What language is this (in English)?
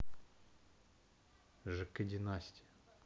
Russian